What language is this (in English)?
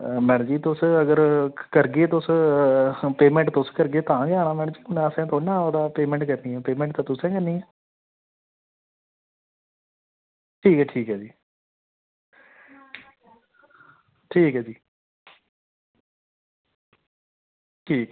Dogri